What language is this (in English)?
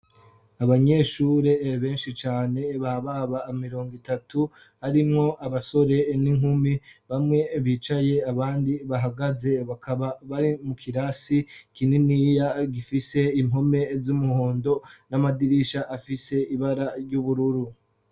Rundi